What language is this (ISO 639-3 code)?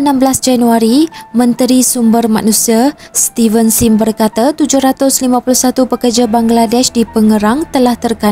msa